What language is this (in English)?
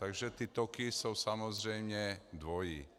Czech